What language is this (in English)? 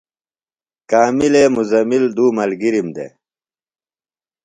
Phalura